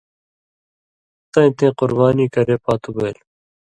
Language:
Indus Kohistani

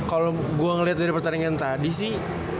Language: Indonesian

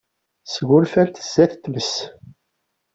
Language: Kabyle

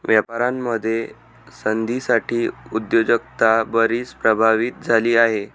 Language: Marathi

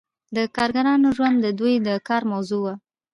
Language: Pashto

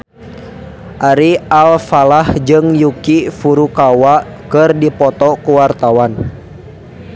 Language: Sundanese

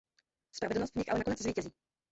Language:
Czech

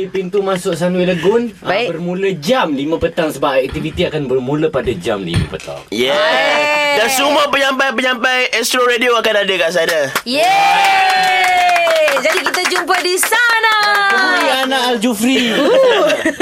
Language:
Malay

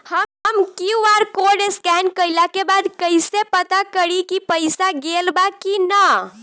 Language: Bhojpuri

